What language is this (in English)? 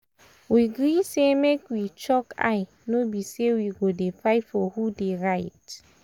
Nigerian Pidgin